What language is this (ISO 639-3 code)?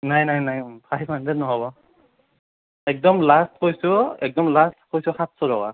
asm